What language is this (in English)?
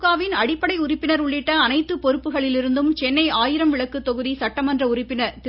Tamil